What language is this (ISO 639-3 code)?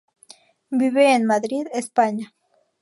spa